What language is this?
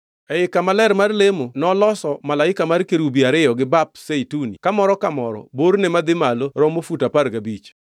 Luo (Kenya and Tanzania)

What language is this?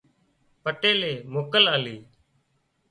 Wadiyara Koli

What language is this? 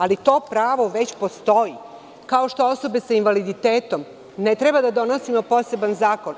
Serbian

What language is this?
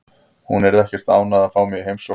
Icelandic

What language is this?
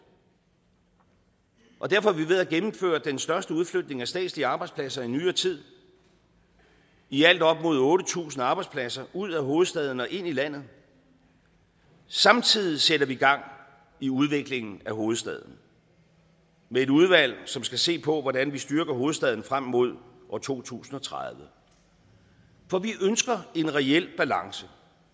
Danish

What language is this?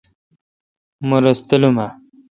Kalkoti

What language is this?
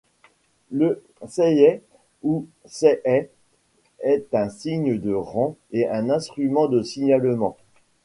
French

